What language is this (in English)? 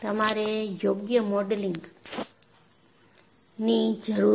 Gujarati